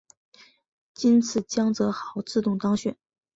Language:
Chinese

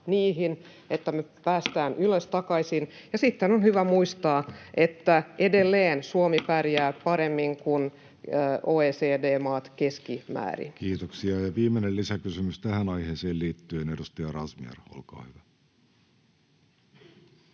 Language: Finnish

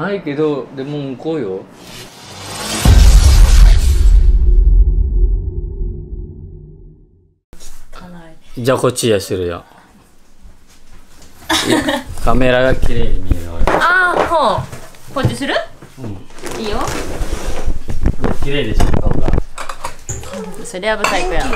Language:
Japanese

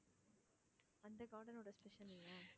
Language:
Tamil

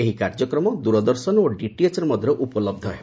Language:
Odia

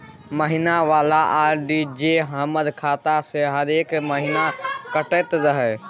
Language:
Maithili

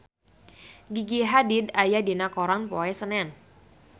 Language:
Sundanese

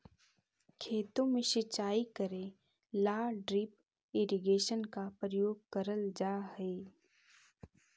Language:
Magahi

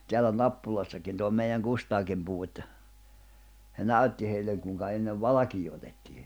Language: Finnish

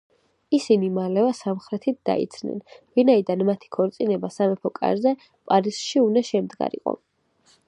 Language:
Georgian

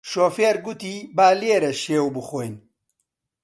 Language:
Central Kurdish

